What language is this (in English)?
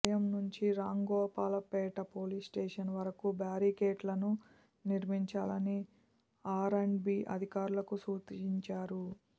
Telugu